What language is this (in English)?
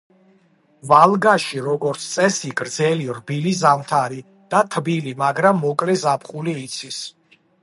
Georgian